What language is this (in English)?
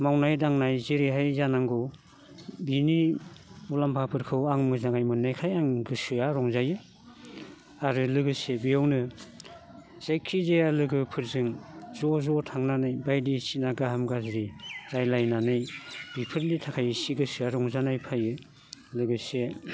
Bodo